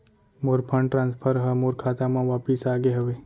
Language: Chhattisgarhi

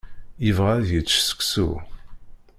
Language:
Kabyle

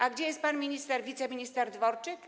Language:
Polish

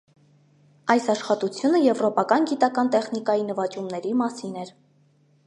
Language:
Armenian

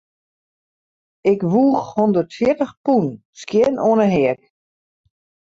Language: Western Frisian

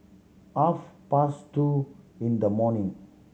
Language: English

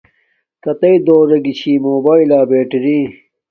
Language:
Domaaki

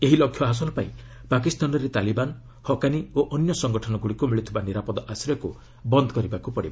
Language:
Odia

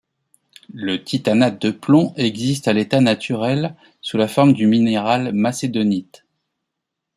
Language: French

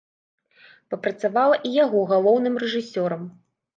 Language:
Belarusian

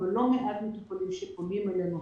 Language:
Hebrew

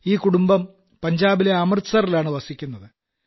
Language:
Malayalam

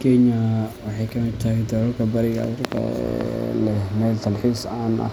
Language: Somali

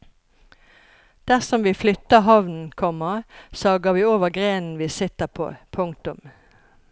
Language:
Norwegian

